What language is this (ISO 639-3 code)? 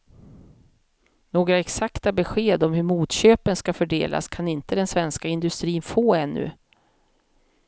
swe